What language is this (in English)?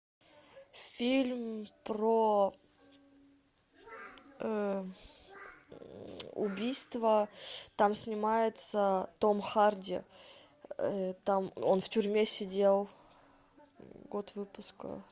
Russian